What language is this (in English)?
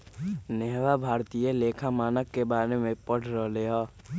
Magahi